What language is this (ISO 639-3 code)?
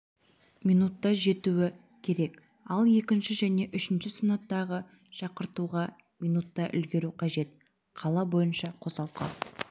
kaz